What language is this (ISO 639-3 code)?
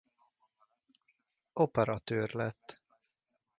hun